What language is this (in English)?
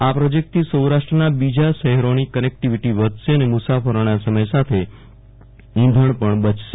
Gujarati